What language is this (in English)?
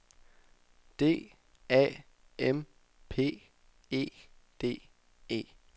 Danish